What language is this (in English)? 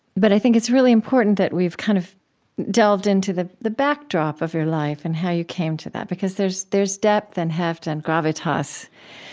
English